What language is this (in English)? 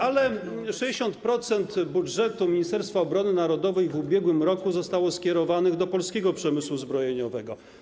Polish